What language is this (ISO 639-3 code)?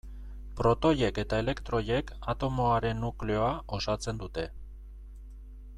eus